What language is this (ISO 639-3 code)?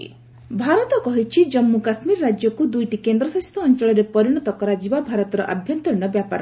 ori